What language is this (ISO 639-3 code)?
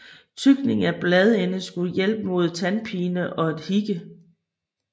dan